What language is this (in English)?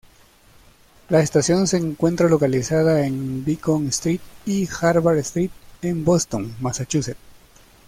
Spanish